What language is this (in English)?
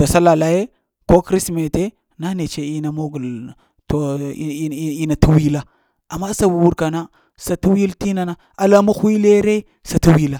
Lamang